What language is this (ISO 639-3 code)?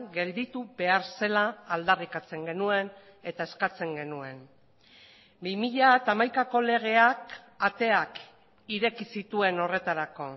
eus